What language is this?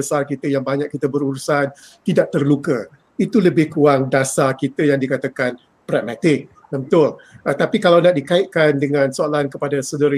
Malay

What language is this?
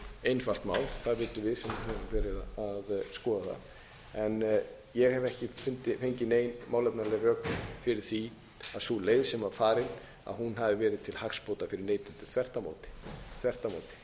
Icelandic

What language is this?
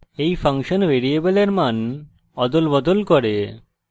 Bangla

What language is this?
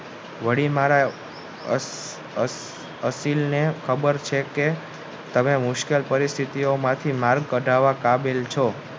Gujarati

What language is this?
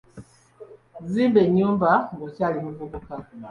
Ganda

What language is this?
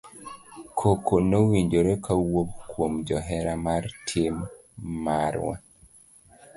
Luo (Kenya and Tanzania)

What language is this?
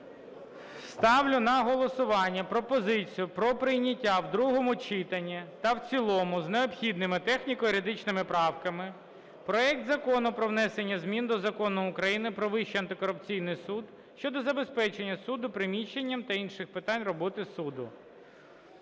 Ukrainian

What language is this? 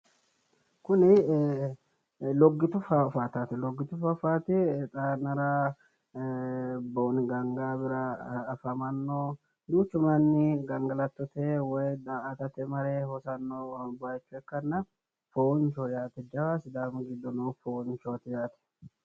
Sidamo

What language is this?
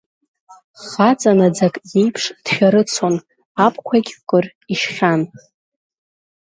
Abkhazian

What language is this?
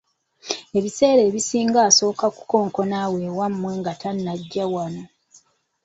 Ganda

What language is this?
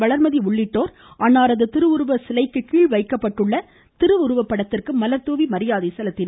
Tamil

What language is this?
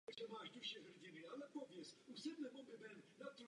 Czech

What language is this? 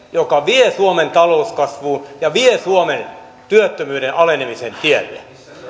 Finnish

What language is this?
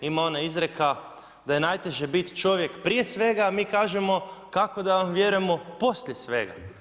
Croatian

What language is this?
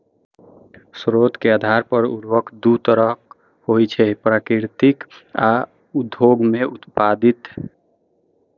Maithili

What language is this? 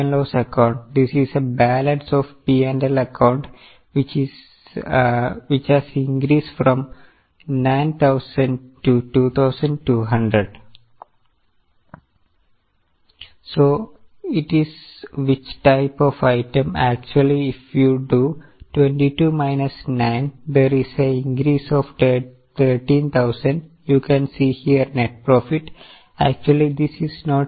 Malayalam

